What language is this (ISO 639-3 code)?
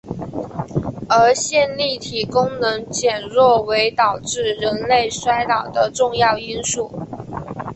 zho